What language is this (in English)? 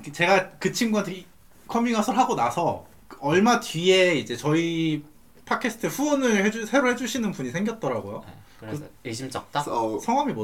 Korean